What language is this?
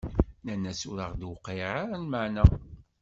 Kabyle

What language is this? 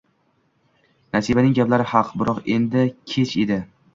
Uzbek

